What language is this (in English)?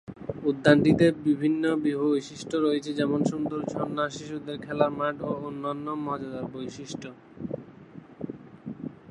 Bangla